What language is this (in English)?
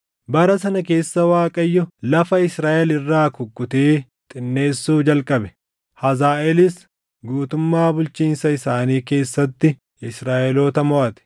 Oromo